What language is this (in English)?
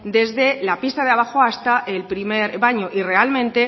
Spanish